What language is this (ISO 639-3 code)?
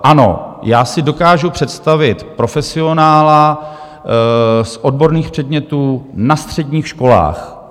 ces